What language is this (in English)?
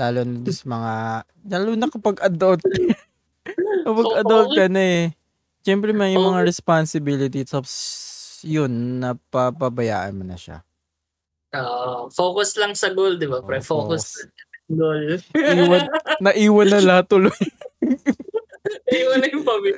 Filipino